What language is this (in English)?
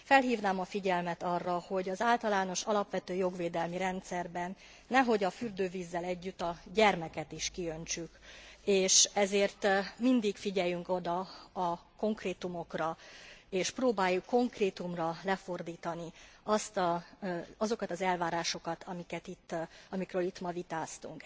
Hungarian